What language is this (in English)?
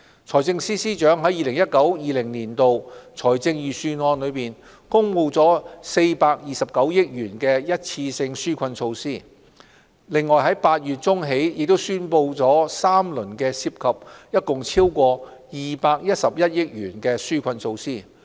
Cantonese